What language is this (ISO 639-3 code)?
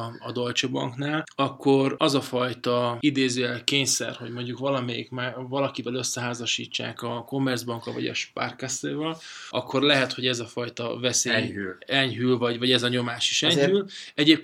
hun